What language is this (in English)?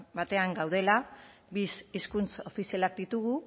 Basque